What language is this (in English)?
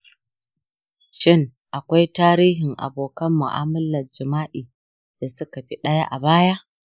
Hausa